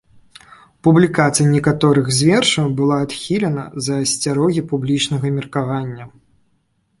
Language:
Belarusian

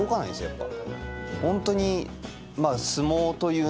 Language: Japanese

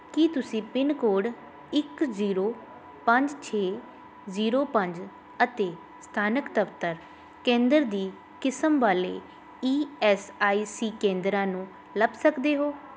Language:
Punjabi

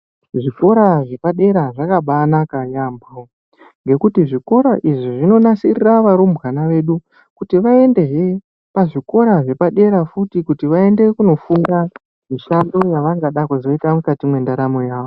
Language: Ndau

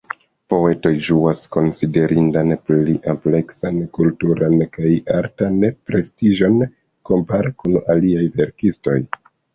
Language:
Esperanto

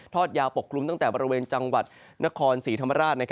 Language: Thai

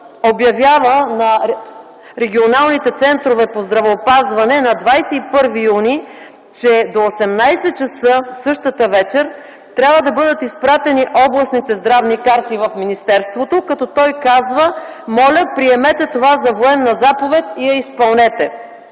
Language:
Bulgarian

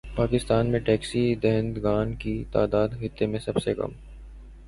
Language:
Urdu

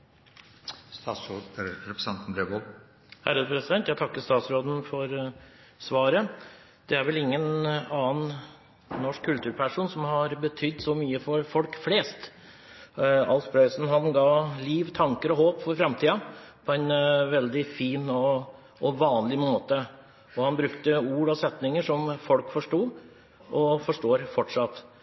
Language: Norwegian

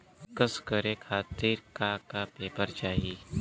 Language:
Bhojpuri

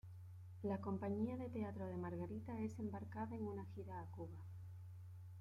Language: Spanish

